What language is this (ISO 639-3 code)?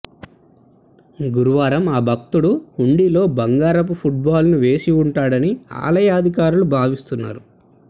tel